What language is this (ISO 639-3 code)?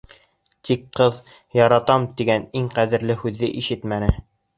bak